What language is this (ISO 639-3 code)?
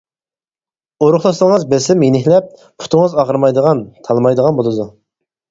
uig